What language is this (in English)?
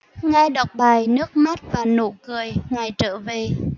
Vietnamese